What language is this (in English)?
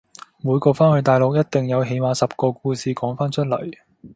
Cantonese